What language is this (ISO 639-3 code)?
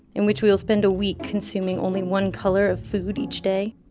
eng